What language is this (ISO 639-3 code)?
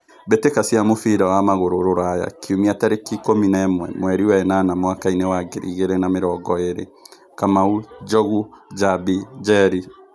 kik